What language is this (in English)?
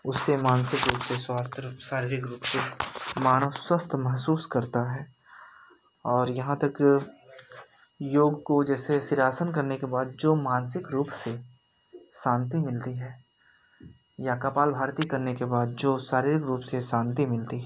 Hindi